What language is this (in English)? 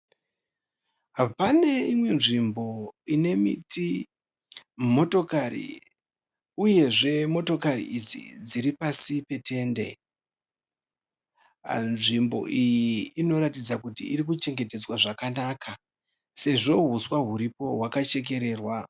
Shona